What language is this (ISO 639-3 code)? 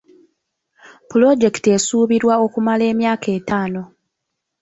lug